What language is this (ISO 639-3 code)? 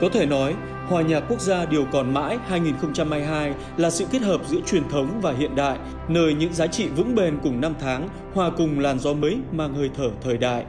vie